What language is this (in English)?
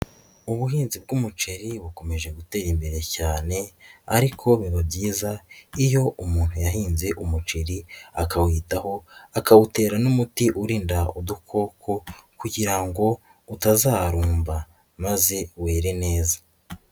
Kinyarwanda